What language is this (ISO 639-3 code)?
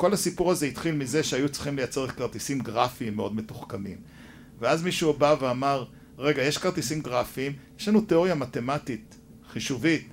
heb